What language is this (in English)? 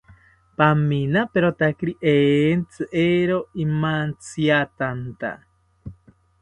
South Ucayali Ashéninka